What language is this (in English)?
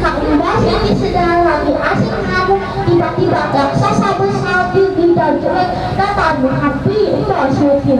Indonesian